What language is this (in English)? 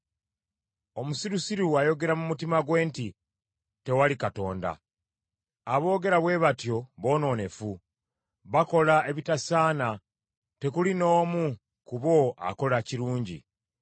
Ganda